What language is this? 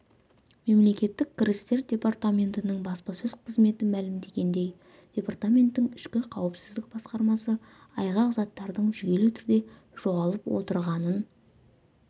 Kazakh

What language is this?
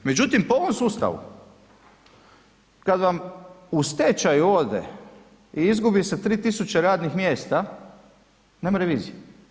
Croatian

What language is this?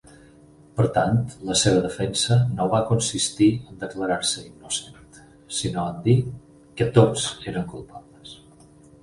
Catalan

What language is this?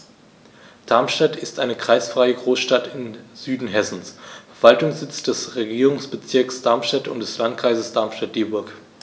German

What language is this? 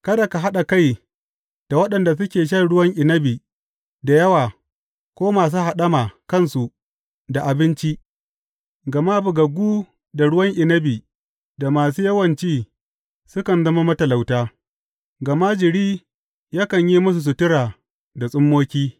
Hausa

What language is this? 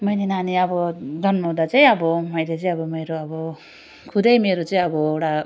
Nepali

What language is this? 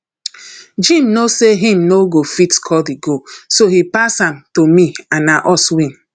Nigerian Pidgin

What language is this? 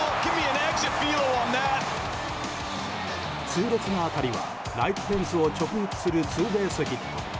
Japanese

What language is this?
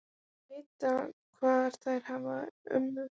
Icelandic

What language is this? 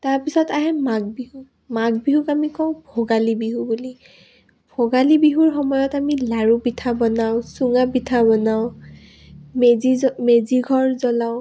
Assamese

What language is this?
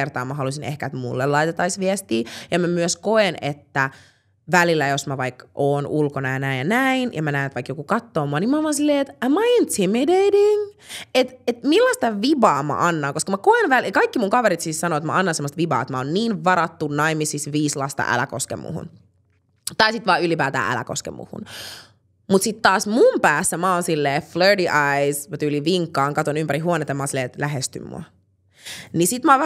Finnish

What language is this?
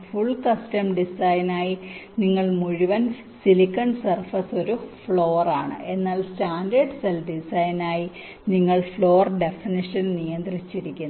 Malayalam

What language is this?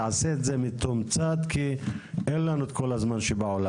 Hebrew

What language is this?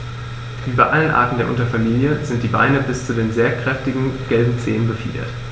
German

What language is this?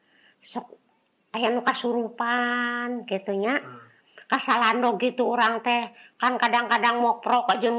Indonesian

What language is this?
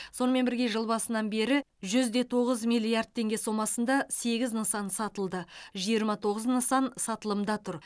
Kazakh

